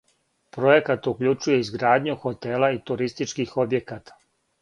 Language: Serbian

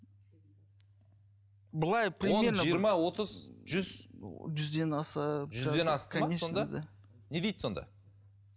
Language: Kazakh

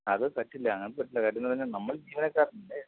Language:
Malayalam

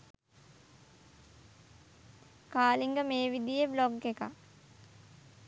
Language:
Sinhala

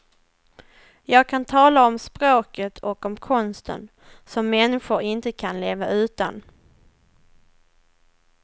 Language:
Swedish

